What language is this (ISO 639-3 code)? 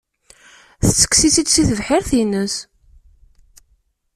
kab